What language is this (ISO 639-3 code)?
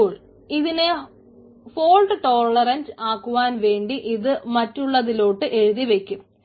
mal